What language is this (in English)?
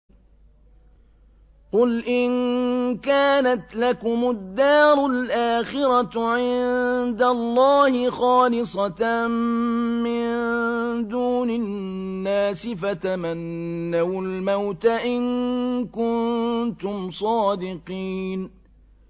Arabic